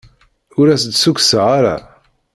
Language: Kabyle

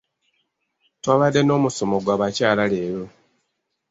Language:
Ganda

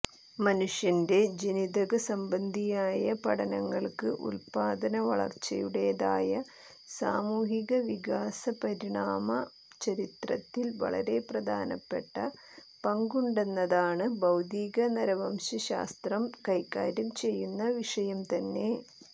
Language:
Malayalam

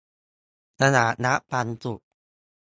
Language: Thai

